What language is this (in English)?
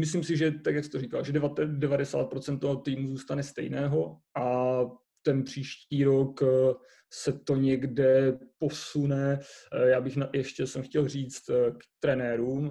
Czech